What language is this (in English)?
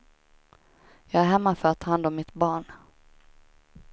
Swedish